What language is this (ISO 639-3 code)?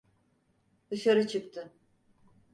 tur